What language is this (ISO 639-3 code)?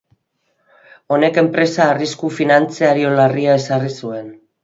eus